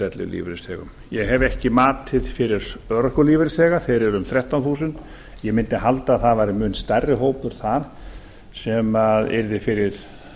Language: Icelandic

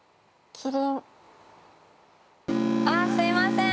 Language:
Japanese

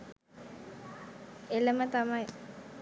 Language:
Sinhala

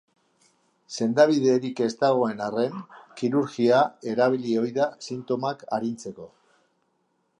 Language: Basque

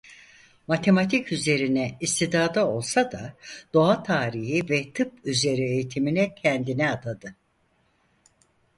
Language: Turkish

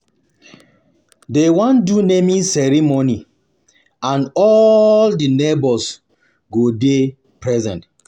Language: Nigerian Pidgin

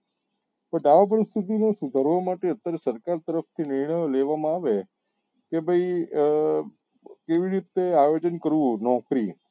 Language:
Gujarati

